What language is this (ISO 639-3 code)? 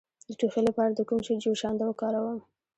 pus